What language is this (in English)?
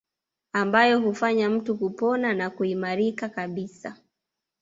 Swahili